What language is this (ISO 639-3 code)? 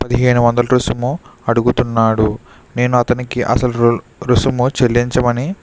tel